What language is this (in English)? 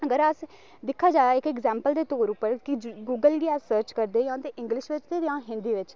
Dogri